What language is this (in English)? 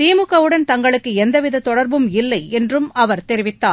Tamil